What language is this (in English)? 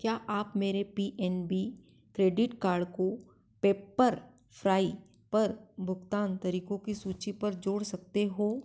Hindi